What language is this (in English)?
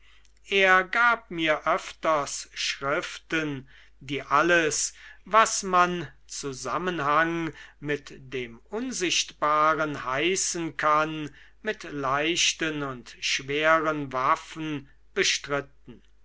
German